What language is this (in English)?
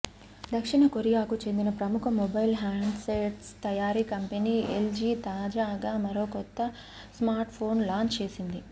Telugu